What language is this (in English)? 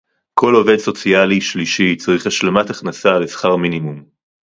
Hebrew